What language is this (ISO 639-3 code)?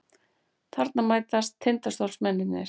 isl